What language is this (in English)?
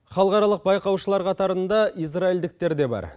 Kazakh